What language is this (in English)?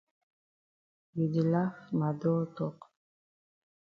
Cameroon Pidgin